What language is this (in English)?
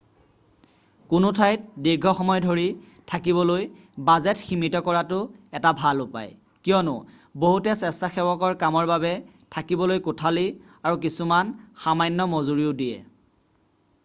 Assamese